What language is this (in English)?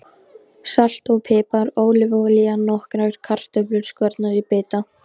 Icelandic